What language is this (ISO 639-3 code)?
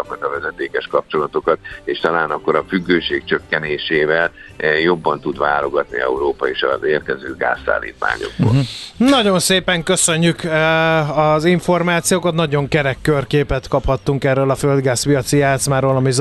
hun